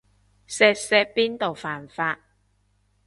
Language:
Cantonese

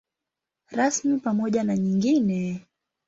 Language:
Swahili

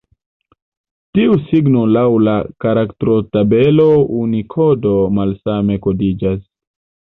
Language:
Esperanto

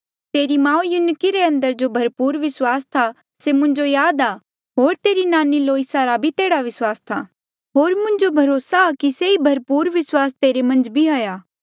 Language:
Mandeali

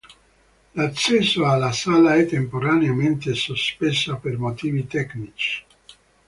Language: Italian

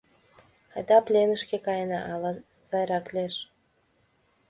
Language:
Mari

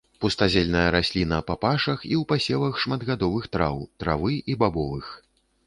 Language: Belarusian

